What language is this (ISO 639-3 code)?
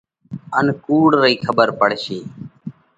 kvx